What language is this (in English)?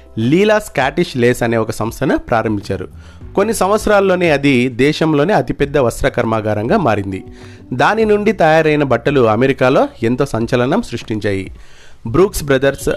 Telugu